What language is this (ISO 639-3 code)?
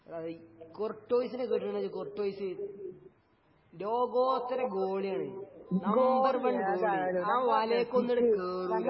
mal